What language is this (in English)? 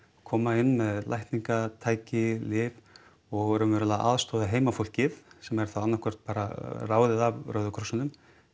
Icelandic